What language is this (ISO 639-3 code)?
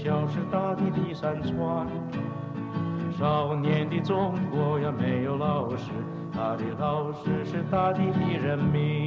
zho